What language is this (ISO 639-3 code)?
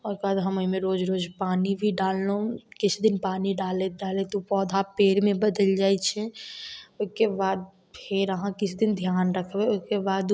mai